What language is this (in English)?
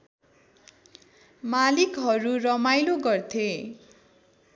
Nepali